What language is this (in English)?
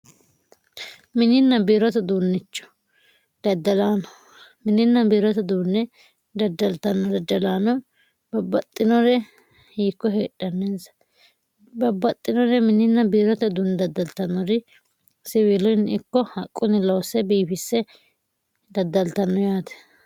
Sidamo